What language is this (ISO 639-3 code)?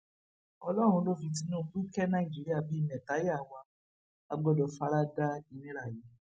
yor